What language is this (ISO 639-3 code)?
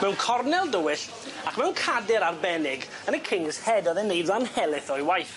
cym